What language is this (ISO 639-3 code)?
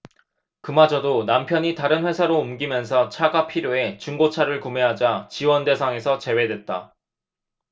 kor